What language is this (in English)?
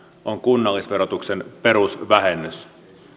Finnish